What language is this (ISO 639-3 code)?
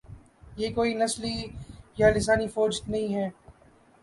urd